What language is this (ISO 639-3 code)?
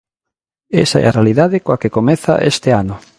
glg